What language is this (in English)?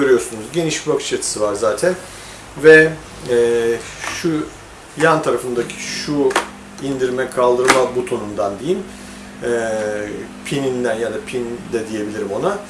Turkish